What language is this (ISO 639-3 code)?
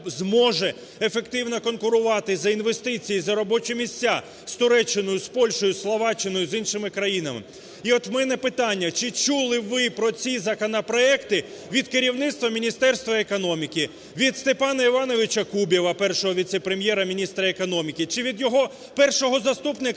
ukr